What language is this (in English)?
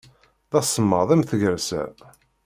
Kabyle